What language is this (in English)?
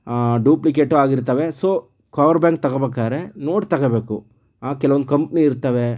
Kannada